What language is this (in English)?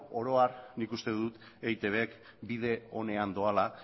Basque